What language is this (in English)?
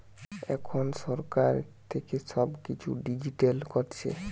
Bangla